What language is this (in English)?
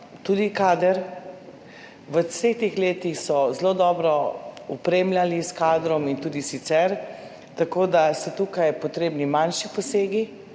Slovenian